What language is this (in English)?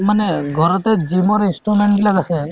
Assamese